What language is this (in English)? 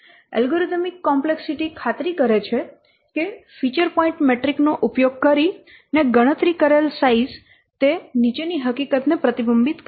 Gujarati